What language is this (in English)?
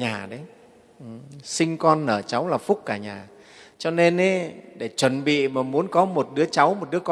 Vietnamese